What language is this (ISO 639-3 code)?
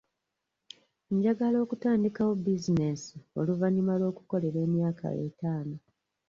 lug